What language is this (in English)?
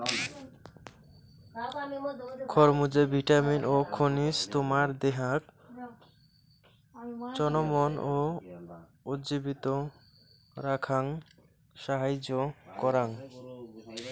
Bangla